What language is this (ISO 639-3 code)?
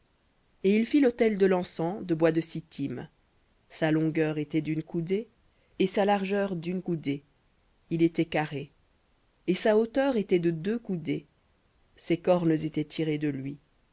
fra